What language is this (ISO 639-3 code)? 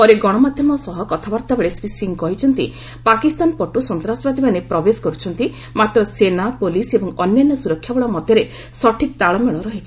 ori